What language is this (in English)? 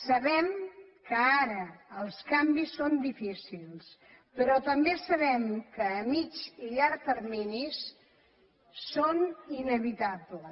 Catalan